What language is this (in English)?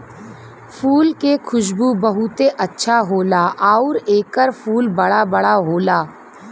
Bhojpuri